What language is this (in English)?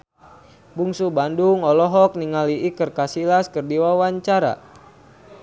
Sundanese